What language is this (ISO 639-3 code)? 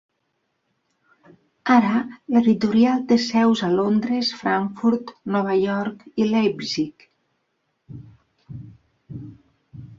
cat